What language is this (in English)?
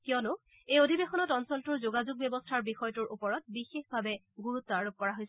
Assamese